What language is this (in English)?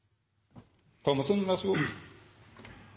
Norwegian Nynorsk